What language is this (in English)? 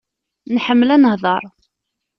Kabyle